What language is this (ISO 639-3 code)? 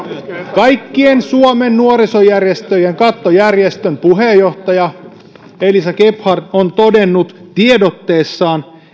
fin